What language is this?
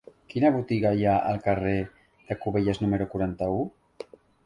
Catalan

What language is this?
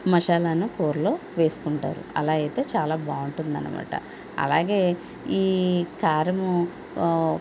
Telugu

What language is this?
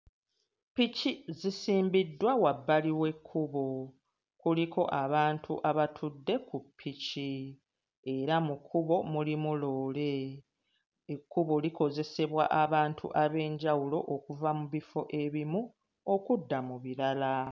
Ganda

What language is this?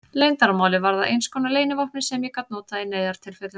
Icelandic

